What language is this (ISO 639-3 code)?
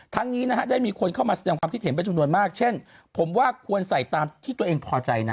tha